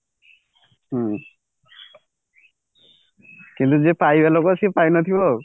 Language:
Odia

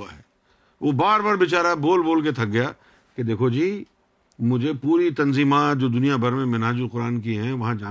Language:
Urdu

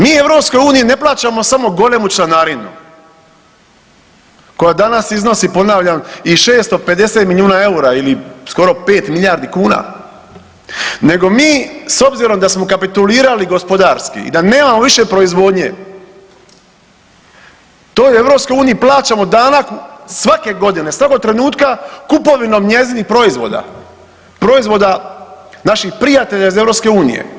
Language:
Croatian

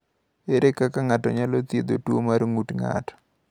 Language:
Luo (Kenya and Tanzania)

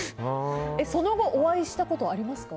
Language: Japanese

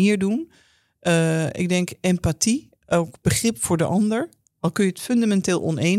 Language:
Dutch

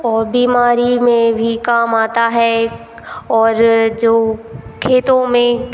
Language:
Hindi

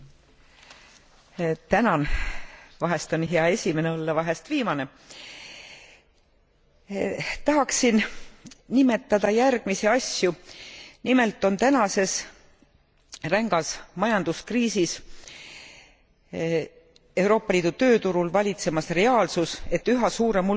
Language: Estonian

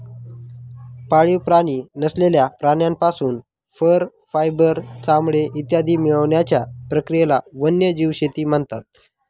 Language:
Marathi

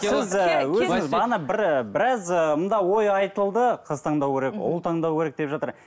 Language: Kazakh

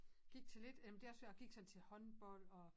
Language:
Danish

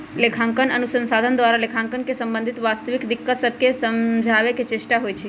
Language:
Magahi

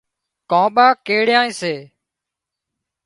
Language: Wadiyara Koli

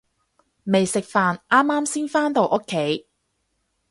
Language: Cantonese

